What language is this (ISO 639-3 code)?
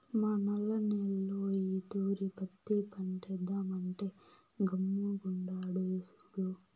tel